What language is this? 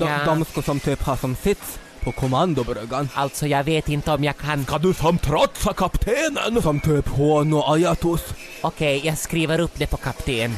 Swedish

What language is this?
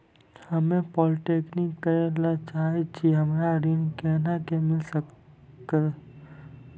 Maithili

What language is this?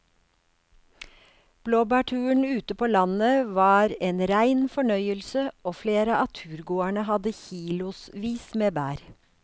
Norwegian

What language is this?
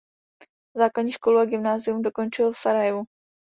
Czech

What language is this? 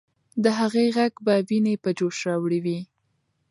Pashto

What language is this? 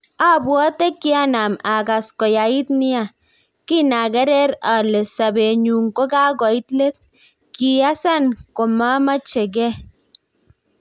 Kalenjin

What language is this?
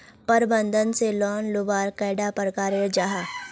Magahi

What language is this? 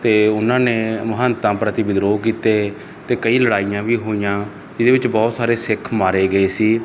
Punjabi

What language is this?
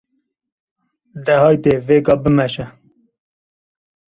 Kurdish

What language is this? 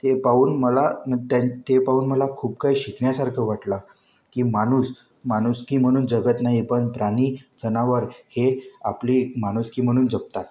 Marathi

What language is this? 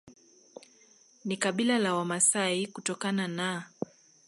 Swahili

